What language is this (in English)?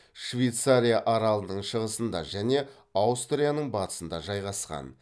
Kazakh